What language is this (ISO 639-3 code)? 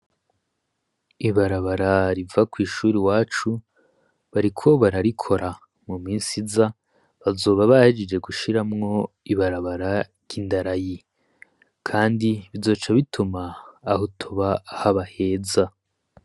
run